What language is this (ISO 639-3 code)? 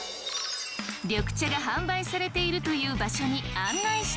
jpn